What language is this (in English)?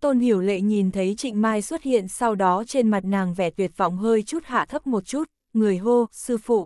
Vietnamese